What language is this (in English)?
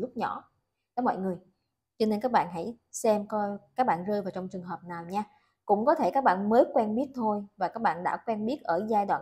Vietnamese